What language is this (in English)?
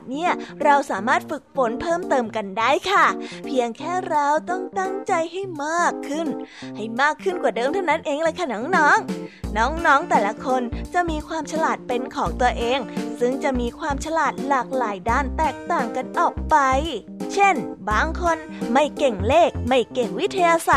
Thai